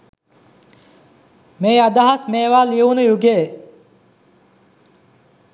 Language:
Sinhala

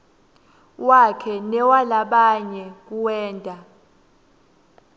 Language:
Swati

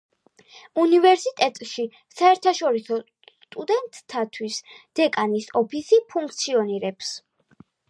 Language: Georgian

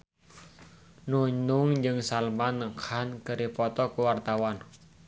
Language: Sundanese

